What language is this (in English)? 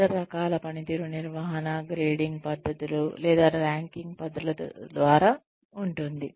Telugu